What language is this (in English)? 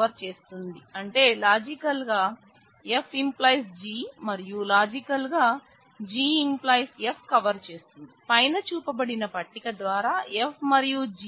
Telugu